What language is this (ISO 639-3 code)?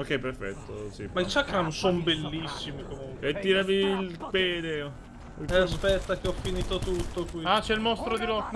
ita